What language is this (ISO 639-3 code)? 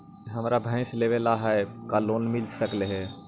mag